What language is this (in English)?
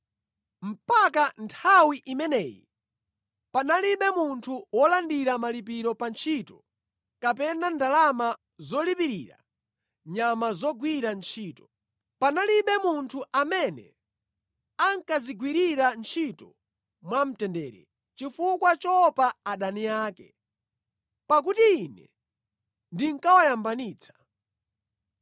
Nyanja